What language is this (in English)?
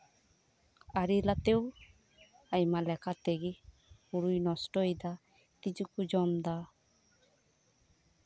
Santali